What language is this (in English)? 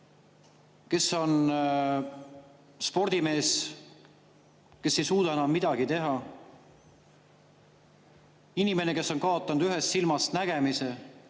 Estonian